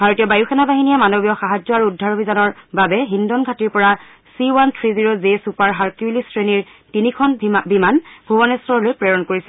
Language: Assamese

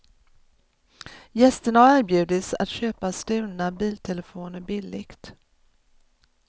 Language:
Swedish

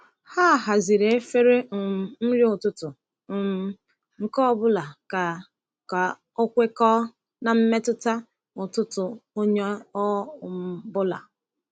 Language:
Igbo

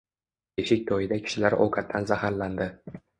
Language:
Uzbek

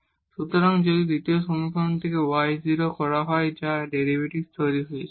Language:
Bangla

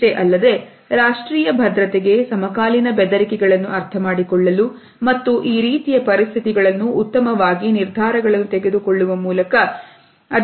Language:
Kannada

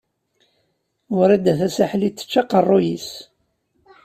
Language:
Kabyle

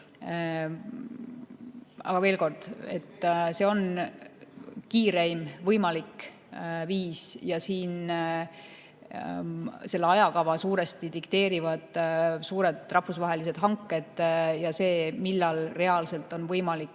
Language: Estonian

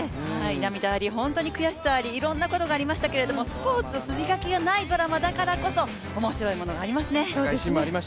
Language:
Japanese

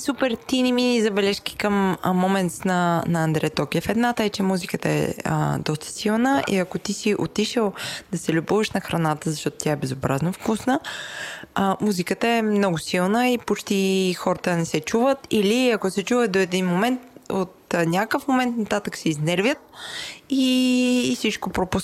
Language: Bulgarian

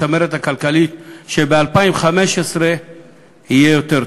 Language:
Hebrew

